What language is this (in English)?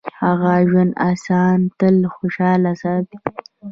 Pashto